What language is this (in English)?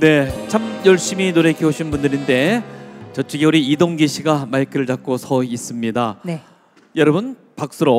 Korean